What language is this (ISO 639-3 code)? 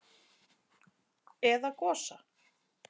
isl